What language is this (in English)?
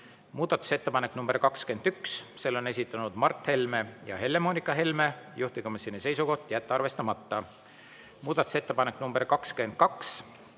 Estonian